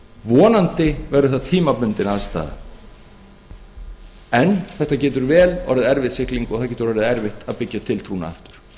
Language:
Icelandic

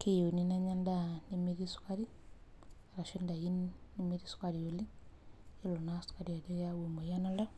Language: Masai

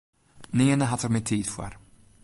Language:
Western Frisian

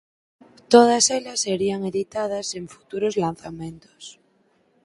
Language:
Galician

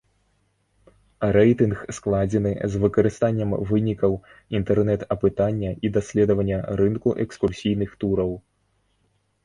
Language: Belarusian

